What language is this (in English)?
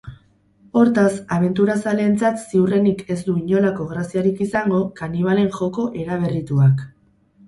Basque